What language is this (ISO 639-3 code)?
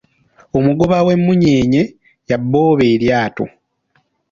lug